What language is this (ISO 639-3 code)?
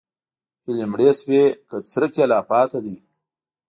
pus